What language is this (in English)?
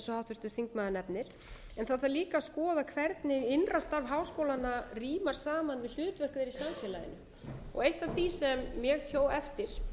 Icelandic